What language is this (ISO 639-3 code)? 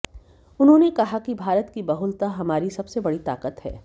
hin